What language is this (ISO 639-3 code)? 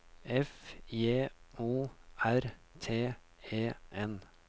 nor